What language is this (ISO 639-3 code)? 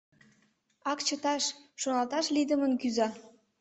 chm